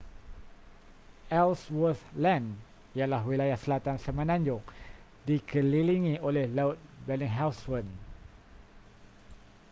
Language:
Malay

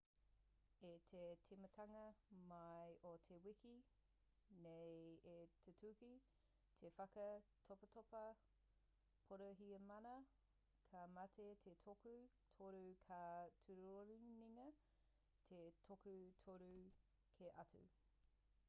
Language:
Māori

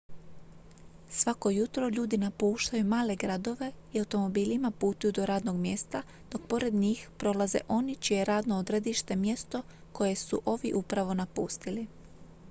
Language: Croatian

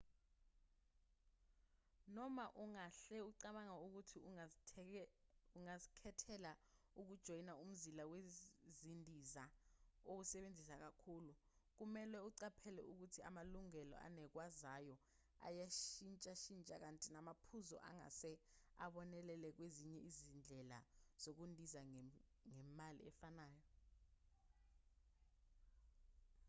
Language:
Zulu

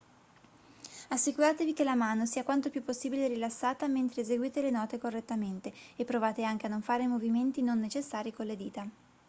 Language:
Italian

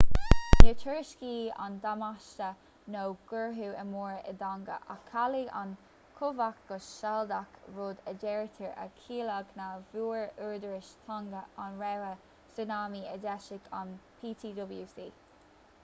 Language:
Irish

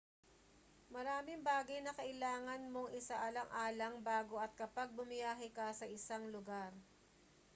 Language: Filipino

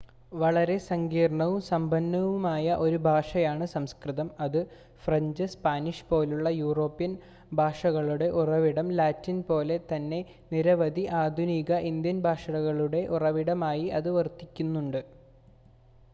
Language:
Malayalam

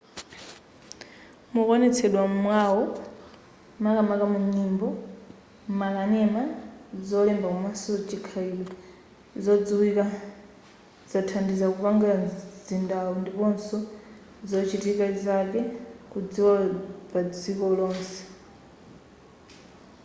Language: Nyanja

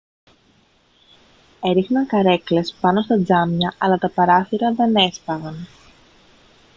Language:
Greek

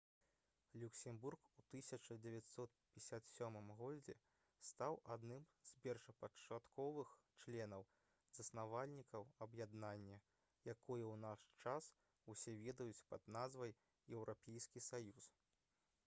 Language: Belarusian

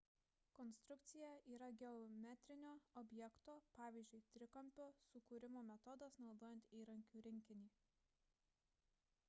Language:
Lithuanian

